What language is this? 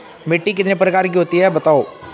Hindi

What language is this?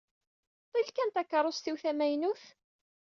Kabyle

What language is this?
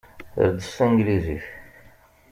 Kabyle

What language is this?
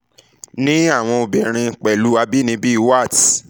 Yoruba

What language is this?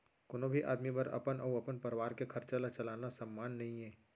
Chhattisgarhi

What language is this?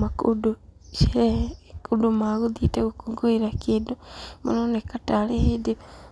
Kikuyu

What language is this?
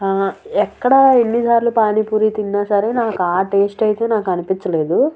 Telugu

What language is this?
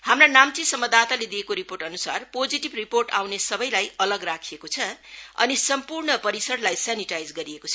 Nepali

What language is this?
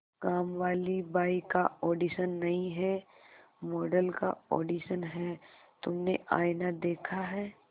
Hindi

